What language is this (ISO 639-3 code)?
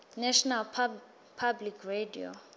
ssw